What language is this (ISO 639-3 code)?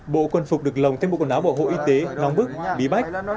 vie